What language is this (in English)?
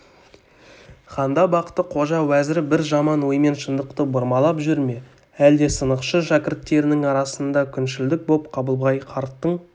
Kazakh